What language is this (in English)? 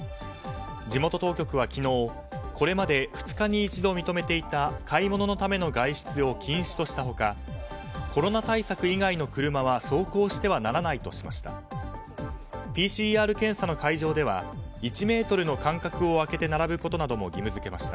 Japanese